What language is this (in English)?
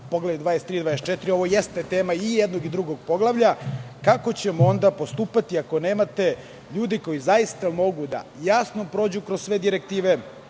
Serbian